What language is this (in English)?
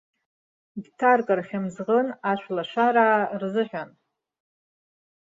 Abkhazian